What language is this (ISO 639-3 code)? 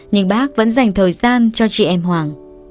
vie